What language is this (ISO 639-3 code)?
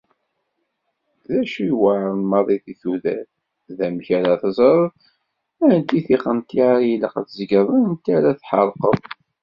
kab